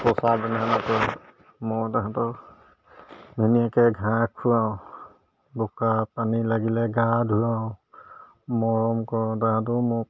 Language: Assamese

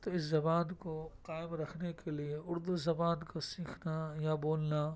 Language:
Urdu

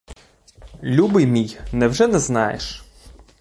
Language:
Ukrainian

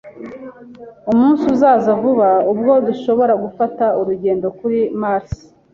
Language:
Kinyarwanda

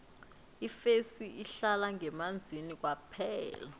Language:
South Ndebele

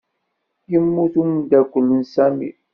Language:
Kabyle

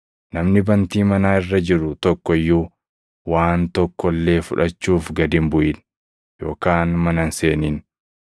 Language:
Oromo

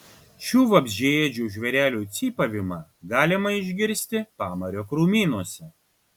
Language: Lithuanian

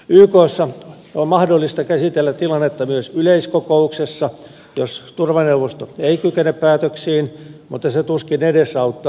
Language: Finnish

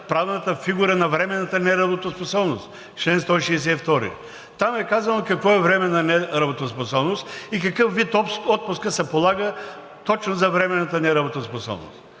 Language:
Bulgarian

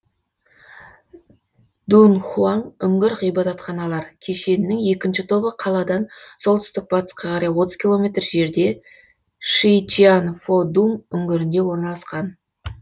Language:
Kazakh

